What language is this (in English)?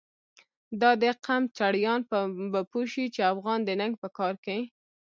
Pashto